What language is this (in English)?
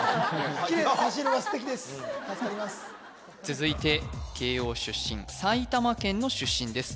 Japanese